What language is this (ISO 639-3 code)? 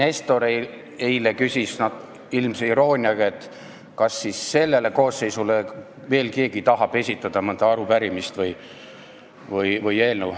est